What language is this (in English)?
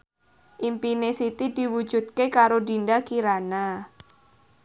Javanese